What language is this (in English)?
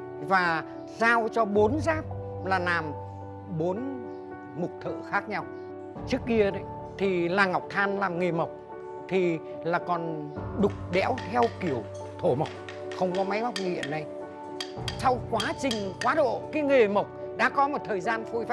Vietnamese